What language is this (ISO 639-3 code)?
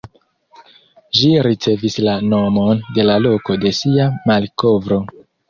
epo